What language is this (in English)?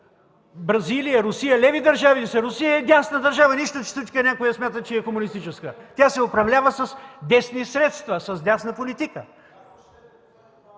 Bulgarian